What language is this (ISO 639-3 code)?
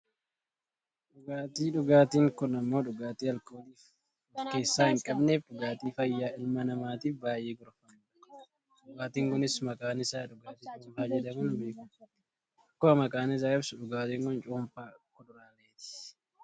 orm